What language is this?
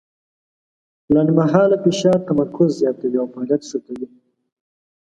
Pashto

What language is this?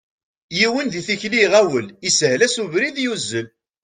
Kabyle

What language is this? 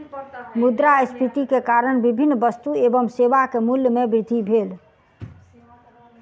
Maithili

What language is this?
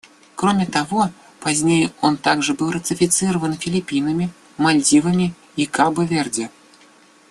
Russian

